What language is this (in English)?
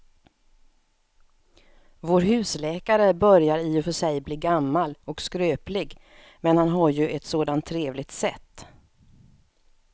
Swedish